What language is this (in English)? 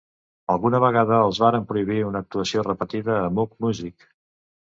Catalan